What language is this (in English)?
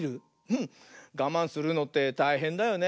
Japanese